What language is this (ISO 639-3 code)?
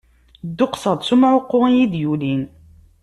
kab